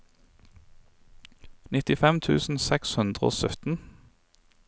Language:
Norwegian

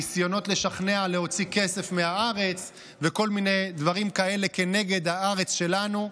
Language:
Hebrew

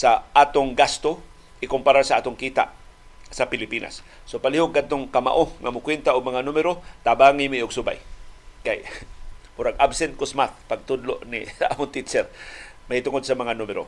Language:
Filipino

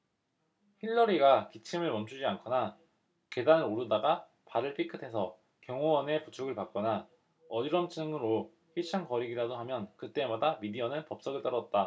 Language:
Korean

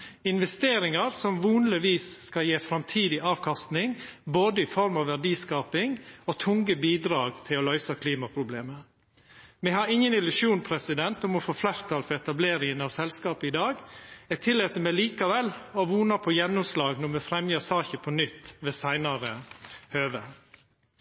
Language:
Norwegian Nynorsk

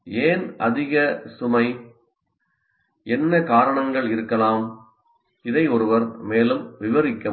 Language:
Tamil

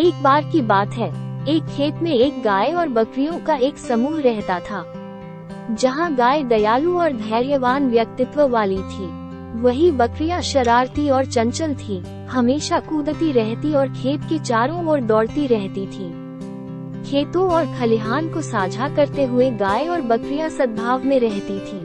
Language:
Hindi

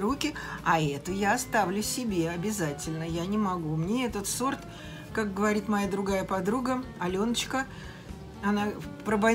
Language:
Russian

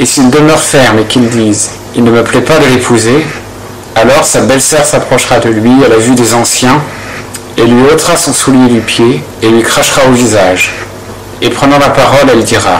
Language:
French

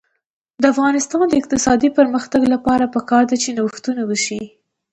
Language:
Pashto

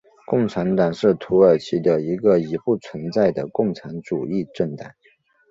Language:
Chinese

